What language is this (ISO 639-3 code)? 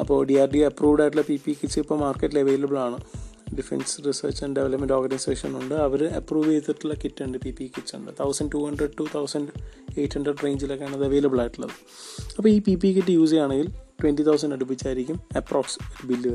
mal